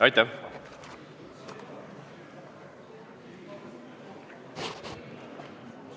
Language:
Estonian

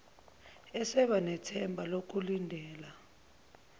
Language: Zulu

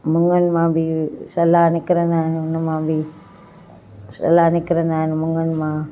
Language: Sindhi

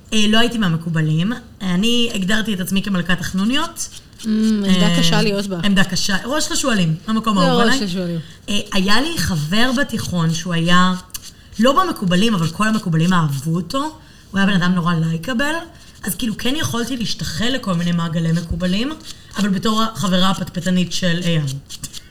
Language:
Hebrew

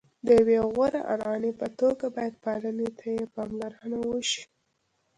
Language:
Pashto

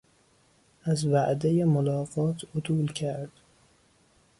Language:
Persian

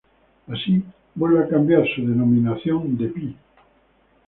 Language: Spanish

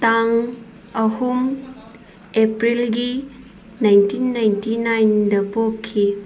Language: Manipuri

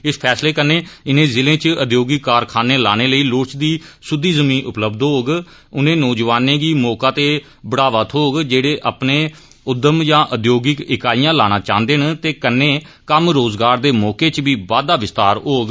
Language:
Dogri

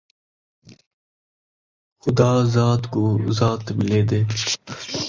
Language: Saraiki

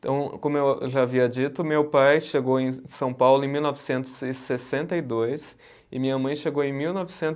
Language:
Portuguese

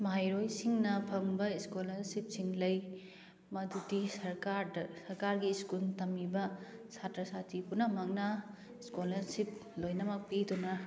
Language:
Manipuri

